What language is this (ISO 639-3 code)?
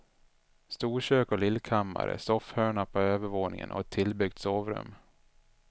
swe